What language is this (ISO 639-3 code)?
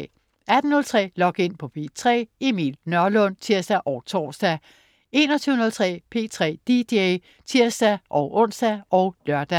dan